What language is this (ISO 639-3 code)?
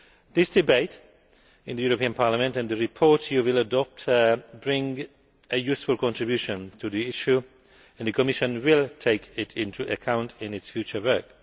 eng